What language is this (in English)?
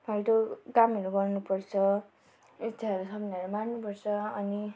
Nepali